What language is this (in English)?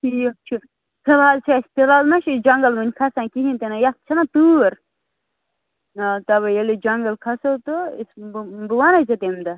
Kashmiri